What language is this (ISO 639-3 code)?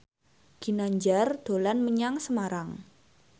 jav